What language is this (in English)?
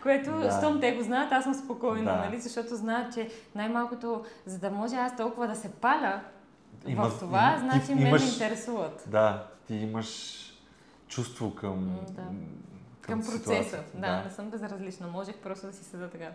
Bulgarian